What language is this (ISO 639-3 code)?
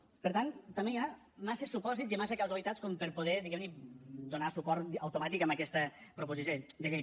cat